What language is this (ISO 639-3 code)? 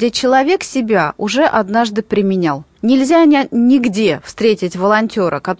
rus